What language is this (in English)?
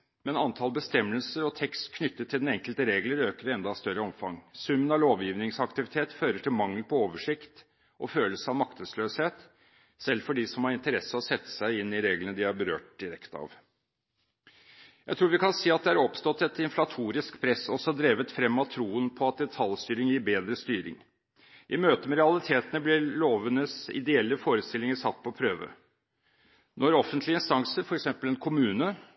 Norwegian Bokmål